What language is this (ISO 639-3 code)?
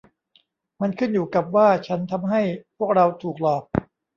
tha